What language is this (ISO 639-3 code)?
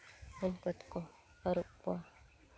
sat